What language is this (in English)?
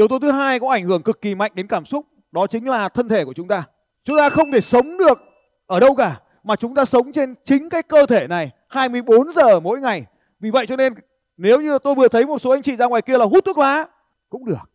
Vietnamese